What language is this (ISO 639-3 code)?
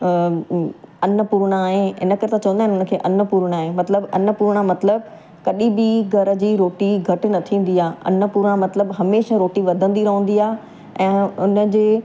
snd